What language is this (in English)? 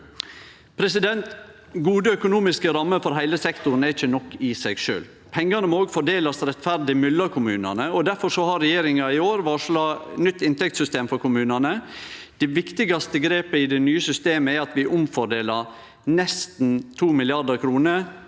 Norwegian